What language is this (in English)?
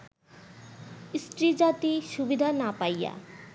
Bangla